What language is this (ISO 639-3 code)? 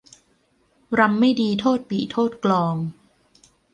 tha